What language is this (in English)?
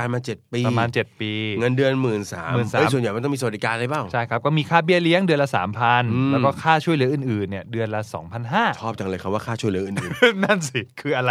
Thai